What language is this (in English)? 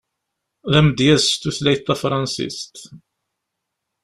Kabyle